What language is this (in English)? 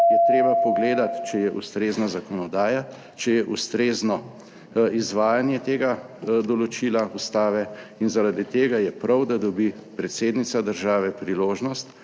Slovenian